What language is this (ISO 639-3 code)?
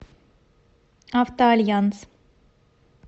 rus